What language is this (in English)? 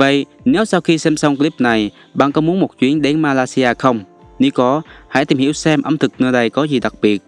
Vietnamese